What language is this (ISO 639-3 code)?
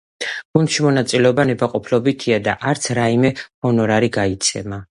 kat